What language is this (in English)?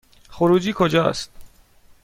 Persian